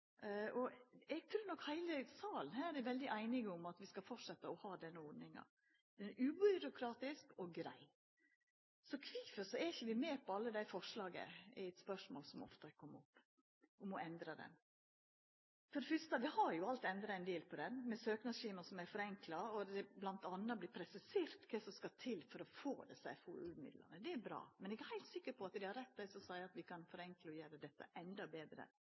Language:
Norwegian Nynorsk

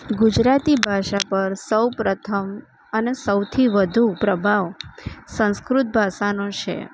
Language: Gujarati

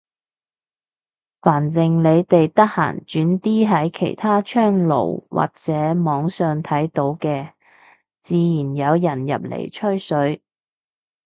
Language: Cantonese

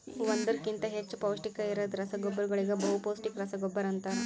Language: Kannada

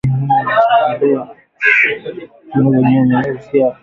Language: Swahili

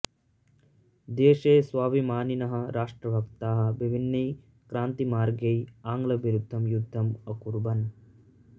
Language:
Sanskrit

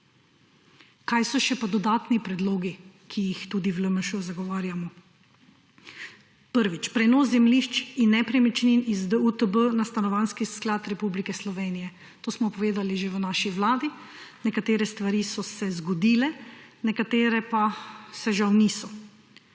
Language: Slovenian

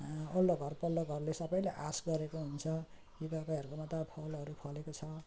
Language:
Nepali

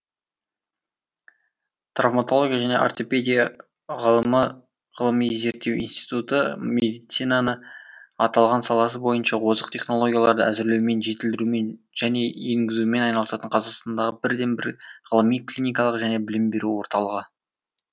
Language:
Kazakh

